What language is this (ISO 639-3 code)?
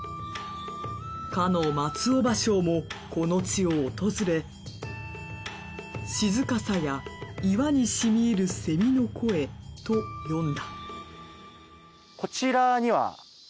jpn